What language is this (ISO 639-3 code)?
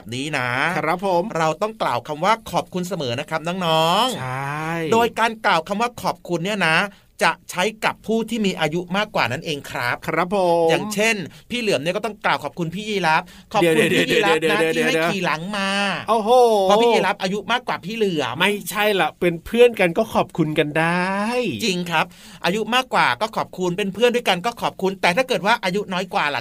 tha